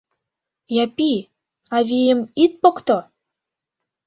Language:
Mari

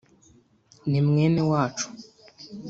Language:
Kinyarwanda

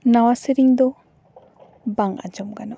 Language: Santali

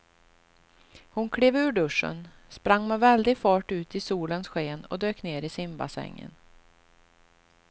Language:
Swedish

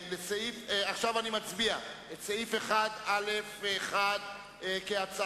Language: Hebrew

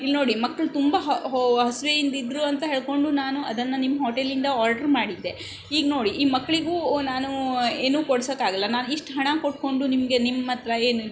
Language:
Kannada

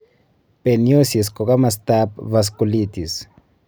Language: Kalenjin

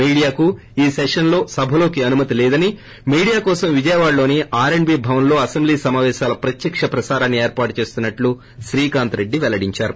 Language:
Telugu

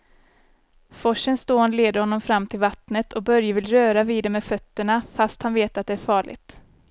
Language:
Swedish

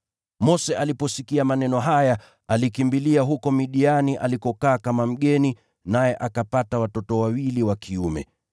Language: Swahili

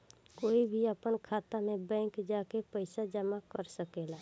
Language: Bhojpuri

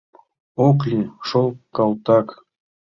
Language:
Mari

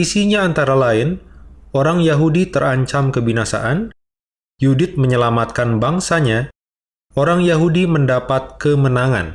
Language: Indonesian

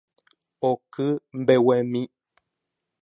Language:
Guarani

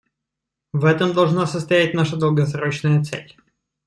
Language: Russian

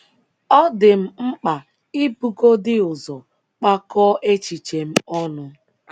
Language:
Igbo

